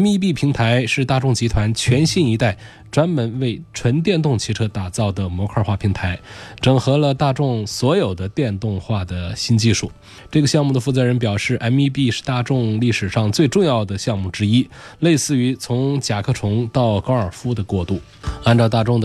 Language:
Chinese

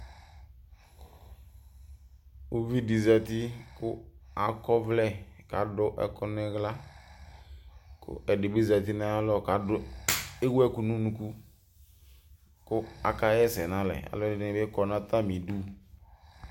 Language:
Ikposo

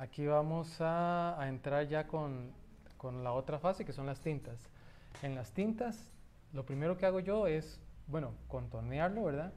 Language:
Spanish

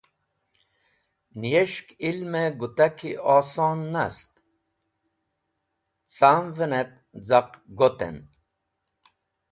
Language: Wakhi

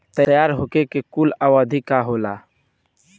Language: Bhojpuri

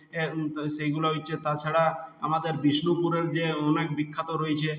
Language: Bangla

